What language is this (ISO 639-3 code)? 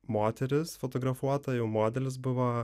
lit